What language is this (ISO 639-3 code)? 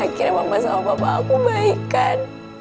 ind